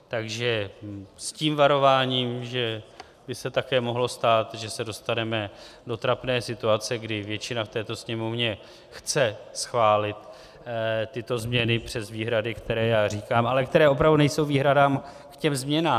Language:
Czech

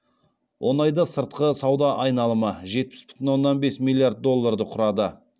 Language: Kazakh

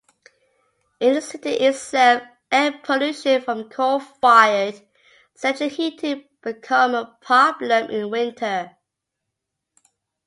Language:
English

